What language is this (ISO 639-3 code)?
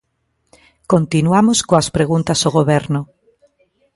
glg